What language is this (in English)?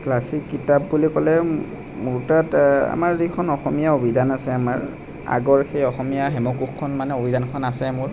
Assamese